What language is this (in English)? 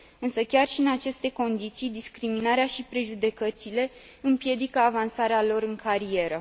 Romanian